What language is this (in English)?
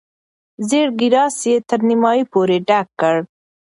Pashto